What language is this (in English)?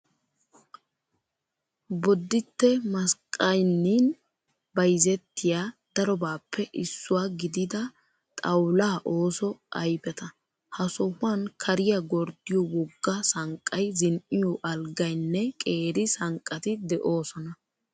Wolaytta